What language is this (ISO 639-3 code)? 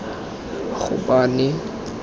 tsn